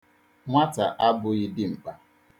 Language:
Igbo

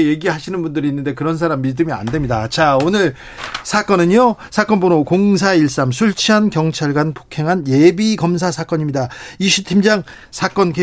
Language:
Korean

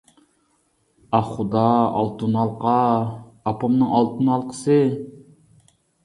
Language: Uyghur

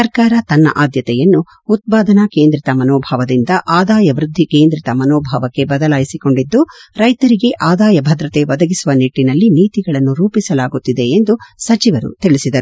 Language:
Kannada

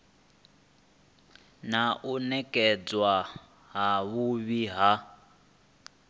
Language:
Venda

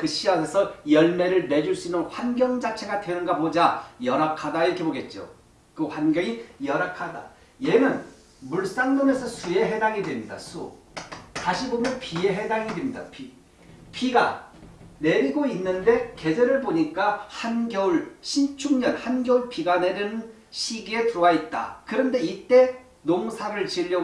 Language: Korean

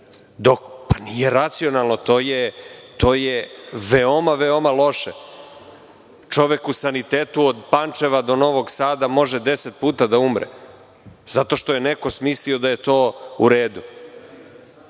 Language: Serbian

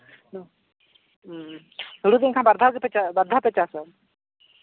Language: Santali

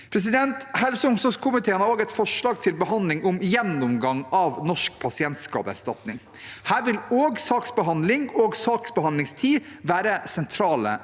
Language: Norwegian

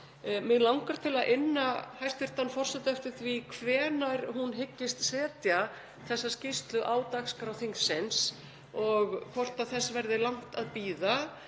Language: Icelandic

